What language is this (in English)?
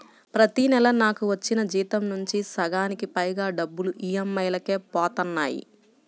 Telugu